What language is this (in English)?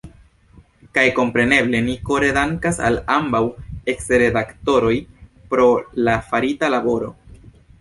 Esperanto